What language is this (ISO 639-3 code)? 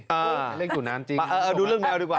tha